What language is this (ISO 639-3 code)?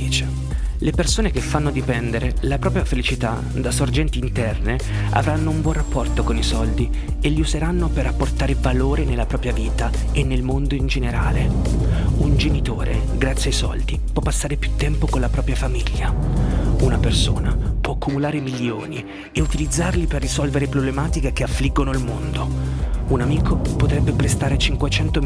ita